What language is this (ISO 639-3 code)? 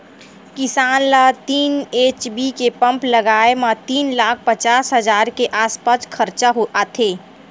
hne